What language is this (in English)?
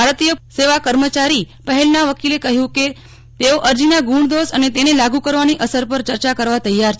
Gujarati